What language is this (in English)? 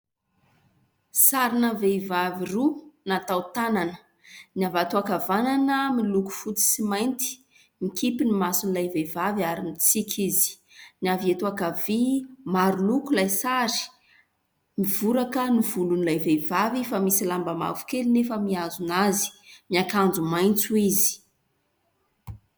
Malagasy